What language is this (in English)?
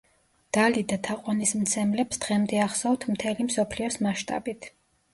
Georgian